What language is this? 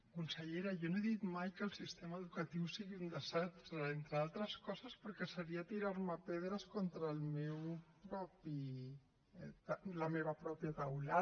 Catalan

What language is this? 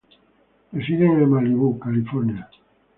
Spanish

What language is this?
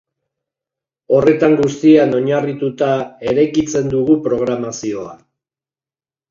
Basque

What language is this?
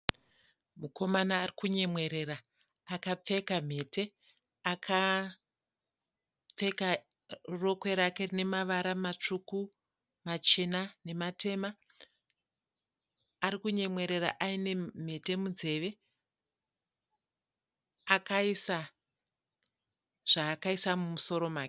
Shona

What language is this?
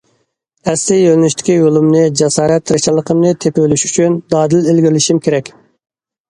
Uyghur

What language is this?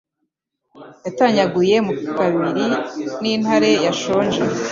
Kinyarwanda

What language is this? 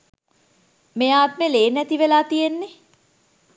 Sinhala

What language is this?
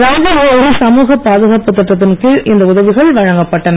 Tamil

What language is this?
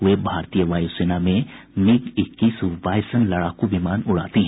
Hindi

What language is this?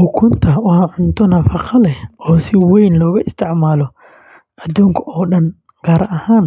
Somali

